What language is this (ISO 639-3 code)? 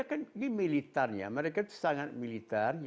ind